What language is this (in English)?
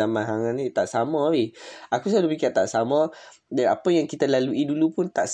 Malay